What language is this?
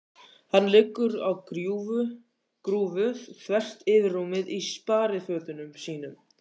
Icelandic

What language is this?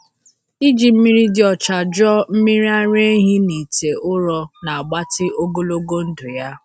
Igbo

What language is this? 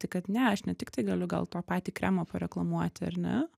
Lithuanian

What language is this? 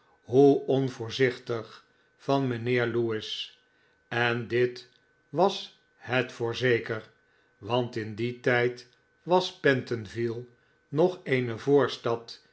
Dutch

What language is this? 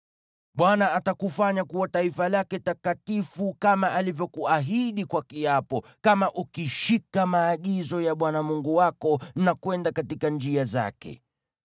Swahili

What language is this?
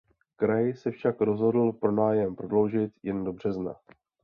Czech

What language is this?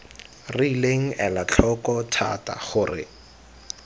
Tswana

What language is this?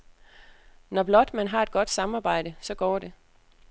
Danish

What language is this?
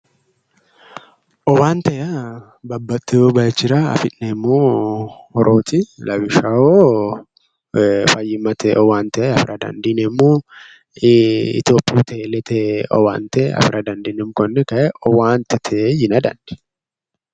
Sidamo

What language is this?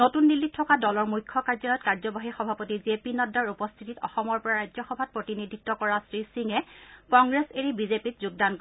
Assamese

